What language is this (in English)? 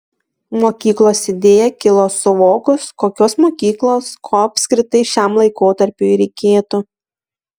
Lithuanian